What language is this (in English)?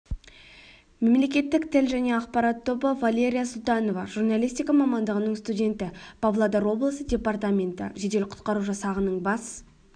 Kazakh